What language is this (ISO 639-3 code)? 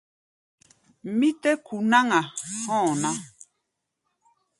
gba